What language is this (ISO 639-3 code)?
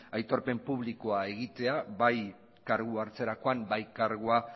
eus